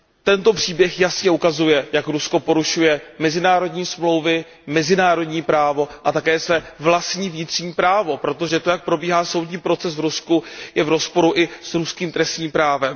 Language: Czech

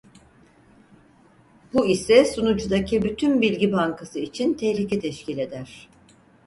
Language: Turkish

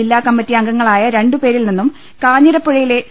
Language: Malayalam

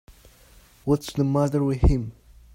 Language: English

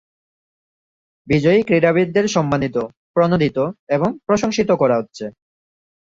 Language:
Bangla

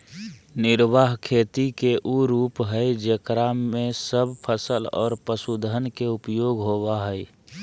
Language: Magahi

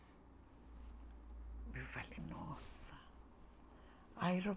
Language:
Portuguese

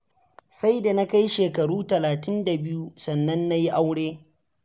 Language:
Hausa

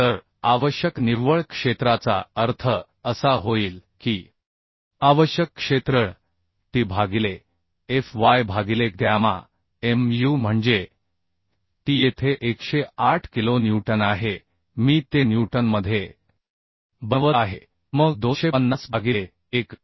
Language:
Marathi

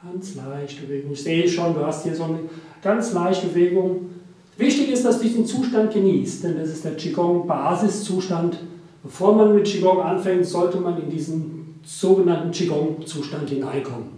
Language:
German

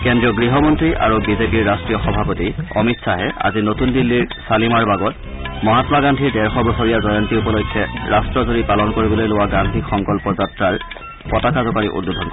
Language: Assamese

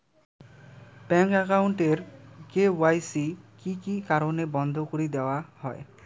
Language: Bangla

